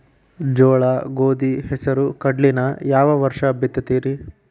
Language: Kannada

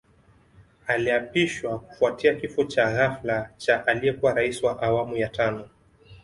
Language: Swahili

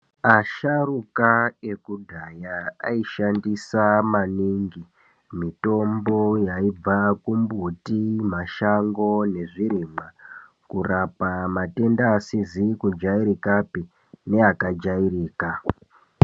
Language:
Ndau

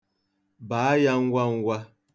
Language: Igbo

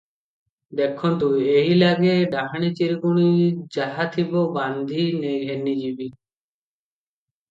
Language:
Odia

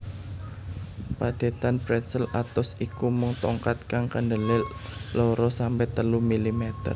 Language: Javanese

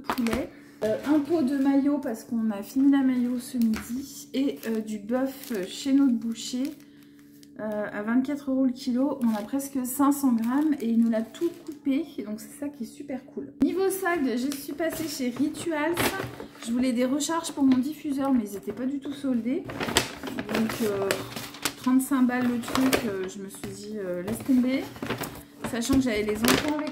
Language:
French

